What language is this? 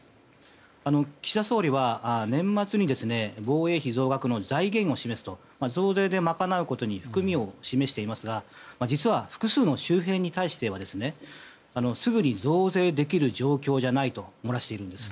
Japanese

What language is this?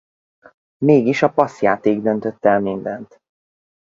Hungarian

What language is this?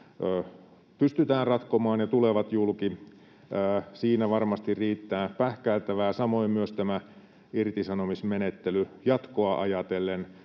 Finnish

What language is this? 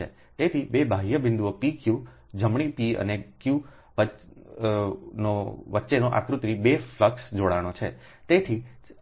Gujarati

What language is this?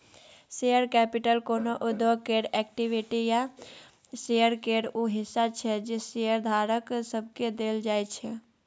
Maithili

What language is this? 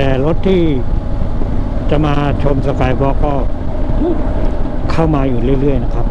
Thai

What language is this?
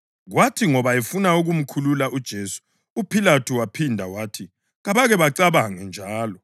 North Ndebele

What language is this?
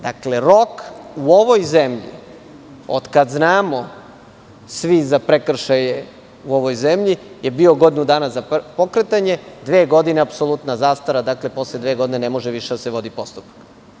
Serbian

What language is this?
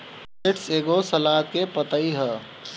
Bhojpuri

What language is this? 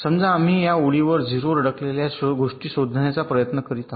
Marathi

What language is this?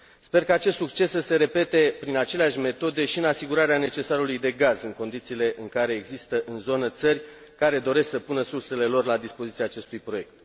Romanian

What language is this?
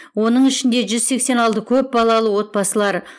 Kazakh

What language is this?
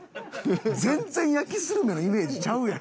Japanese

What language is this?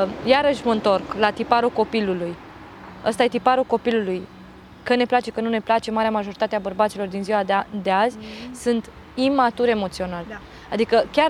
Romanian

